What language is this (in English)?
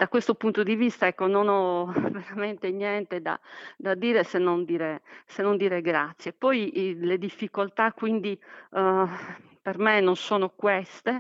Italian